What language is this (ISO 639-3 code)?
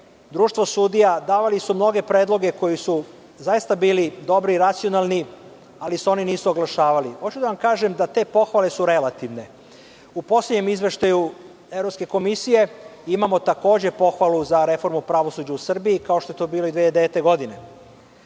srp